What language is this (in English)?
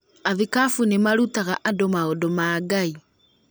Kikuyu